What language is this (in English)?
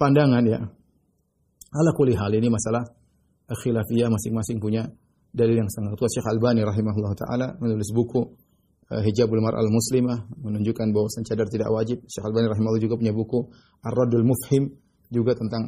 Indonesian